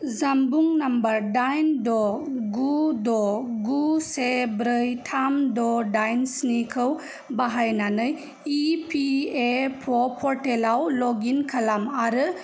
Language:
Bodo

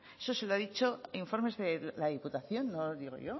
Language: Spanish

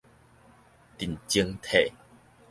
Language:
Min Nan Chinese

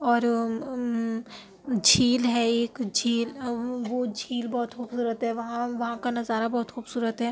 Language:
Urdu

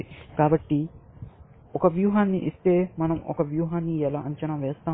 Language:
Telugu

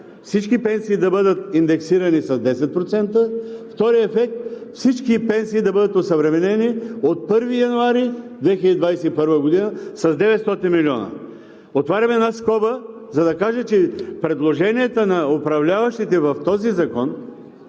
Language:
Bulgarian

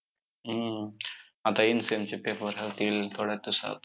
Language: Marathi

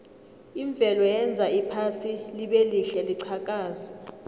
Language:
South Ndebele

